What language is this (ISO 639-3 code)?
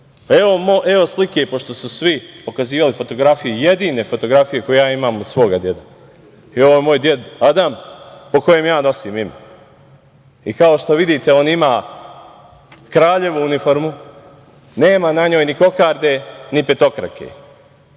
srp